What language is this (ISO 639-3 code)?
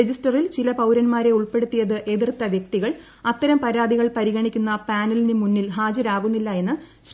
mal